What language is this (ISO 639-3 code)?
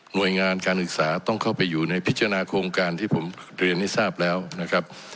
tha